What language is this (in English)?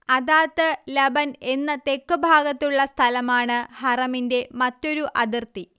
Malayalam